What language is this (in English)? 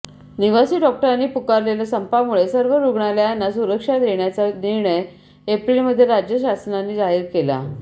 Marathi